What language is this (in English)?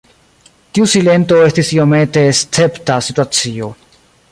Esperanto